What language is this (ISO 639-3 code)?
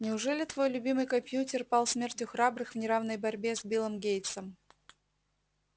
rus